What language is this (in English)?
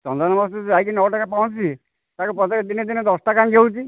Odia